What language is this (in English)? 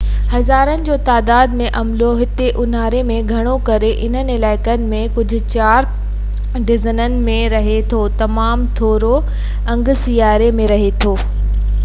Sindhi